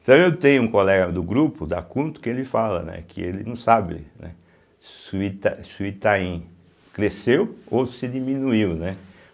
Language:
Portuguese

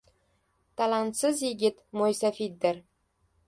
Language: Uzbek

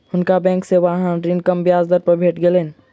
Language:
Maithili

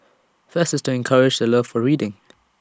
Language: English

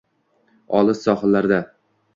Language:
Uzbek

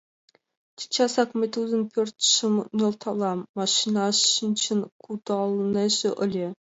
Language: Mari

